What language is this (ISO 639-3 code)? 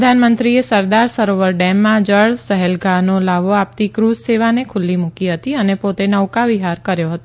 guj